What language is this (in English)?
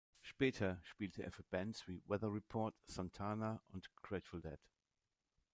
German